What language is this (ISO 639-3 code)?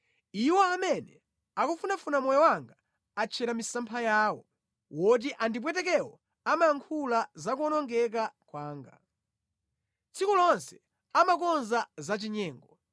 nya